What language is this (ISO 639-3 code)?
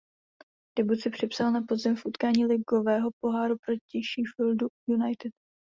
ces